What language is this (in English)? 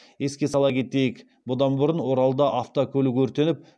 Kazakh